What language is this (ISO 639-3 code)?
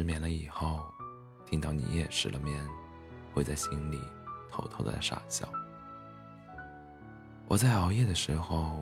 zho